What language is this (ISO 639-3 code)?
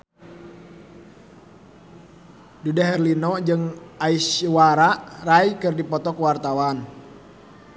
sun